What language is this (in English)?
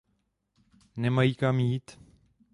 Czech